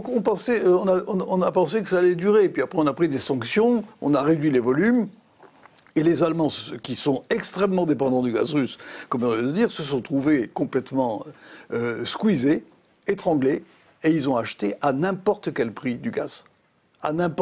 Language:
French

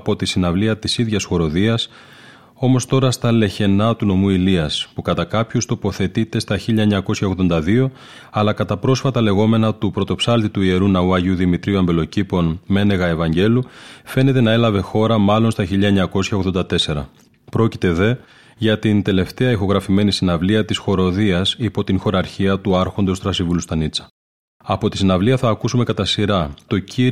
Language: Greek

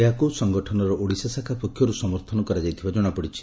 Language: Odia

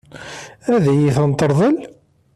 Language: Kabyle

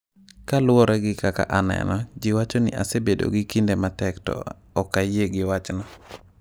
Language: Luo (Kenya and Tanzania)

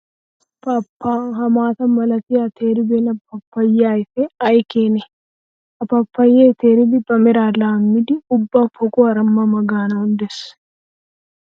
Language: Wolaytta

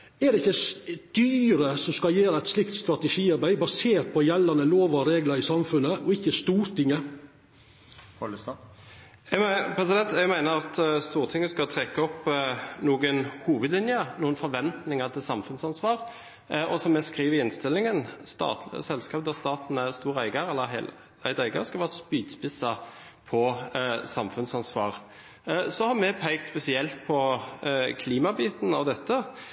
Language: Norwegian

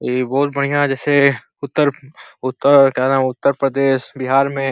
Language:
Bhojpuri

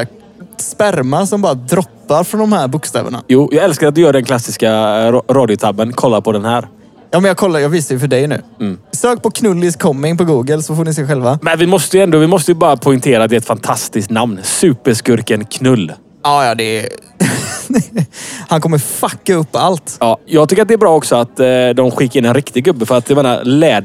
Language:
Swedish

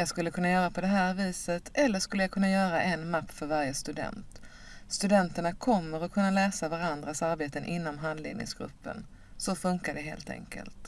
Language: Swedish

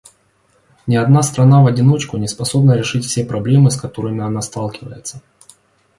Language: Russian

